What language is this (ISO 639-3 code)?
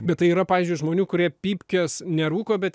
lit